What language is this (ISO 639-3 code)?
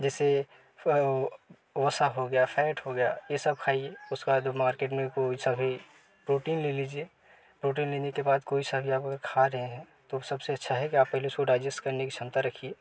hin